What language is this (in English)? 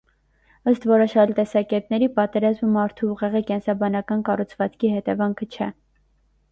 Armenian